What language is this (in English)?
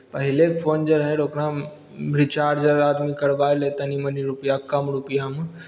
Maithili